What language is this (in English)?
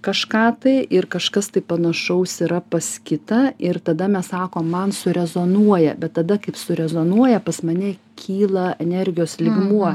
Lithuanian